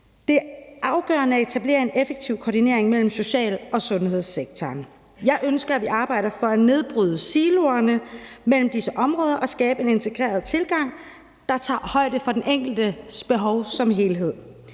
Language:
Danish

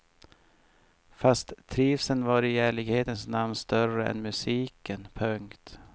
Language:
Swedish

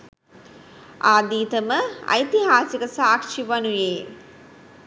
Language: Sinhala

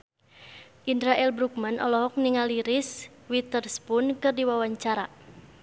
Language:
Sundanese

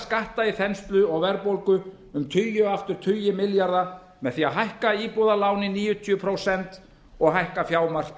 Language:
Icelandic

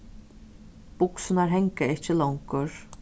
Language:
Faroese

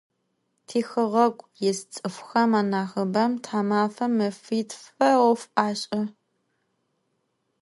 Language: Adyghe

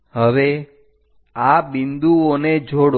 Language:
Gujarati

